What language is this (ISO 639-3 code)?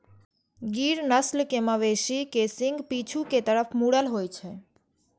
mai